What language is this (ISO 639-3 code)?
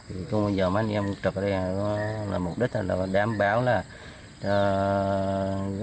vie